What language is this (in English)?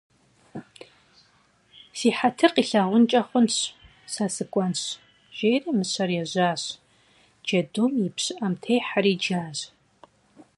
Kabardian